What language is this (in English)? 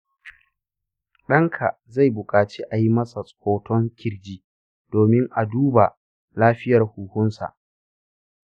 Hausa